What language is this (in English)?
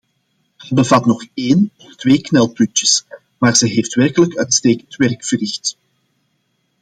Dutch